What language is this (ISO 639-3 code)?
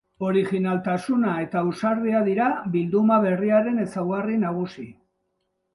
eus